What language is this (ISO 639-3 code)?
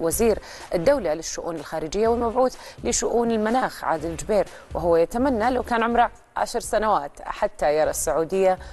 ara